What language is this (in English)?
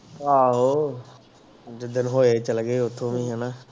Punjabi